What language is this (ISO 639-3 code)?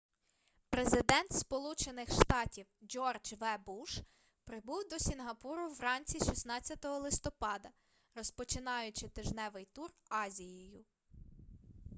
ukr